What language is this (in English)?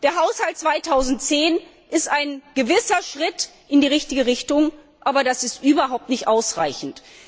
German